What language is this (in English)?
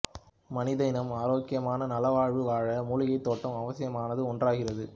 Tamil